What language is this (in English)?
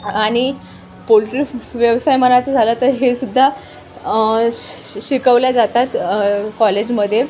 Marathi